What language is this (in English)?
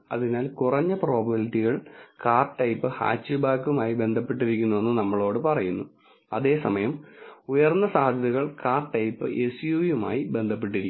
Malayalam